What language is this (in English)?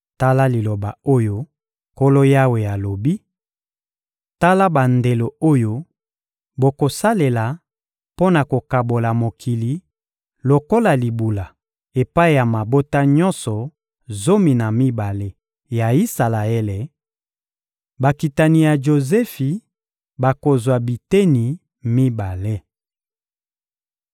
Lingala